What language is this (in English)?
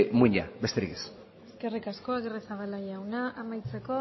Basque